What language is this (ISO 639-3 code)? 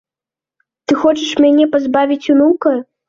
bel